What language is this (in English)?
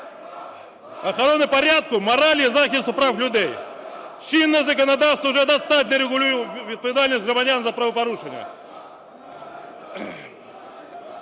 Ukrainian